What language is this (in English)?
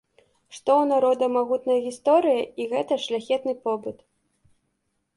Belarusian